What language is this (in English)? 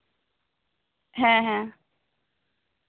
Santali